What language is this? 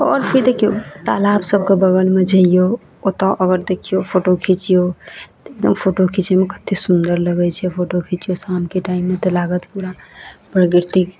Maithili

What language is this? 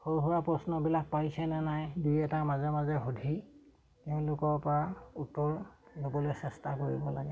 Assamese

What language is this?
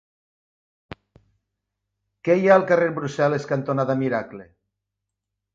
Catalan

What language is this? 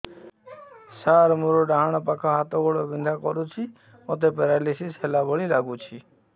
Odia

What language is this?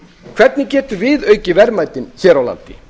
Icelandic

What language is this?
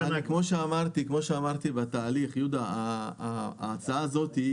Hebrew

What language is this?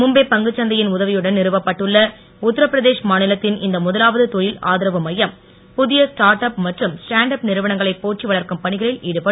Tamil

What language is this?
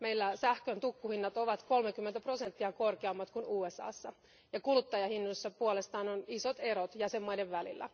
Finnish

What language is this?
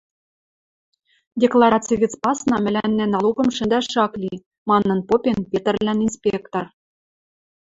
Western Mari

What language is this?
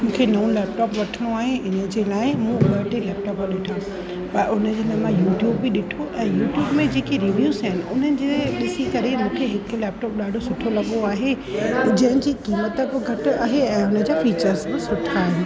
Sindhi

